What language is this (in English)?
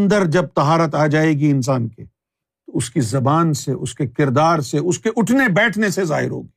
Urdu